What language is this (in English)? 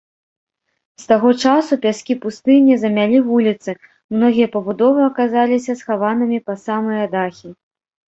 Belarusian